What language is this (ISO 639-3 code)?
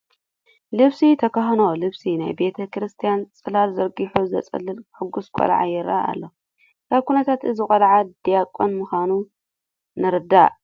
tir